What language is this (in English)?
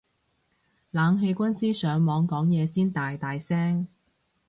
Cantonese